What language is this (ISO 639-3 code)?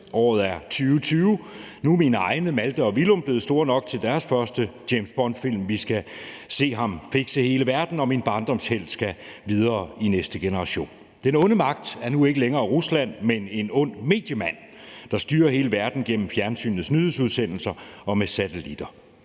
dan